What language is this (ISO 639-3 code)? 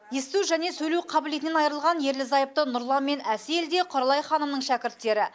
kaz